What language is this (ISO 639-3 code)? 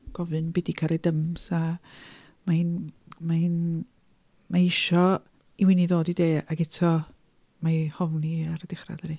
cym